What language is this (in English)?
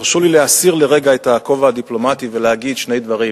Hebrew